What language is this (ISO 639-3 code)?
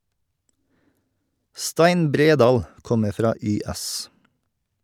nor